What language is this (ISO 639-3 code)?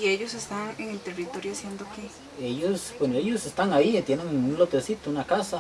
spa